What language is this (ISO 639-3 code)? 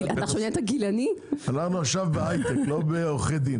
heb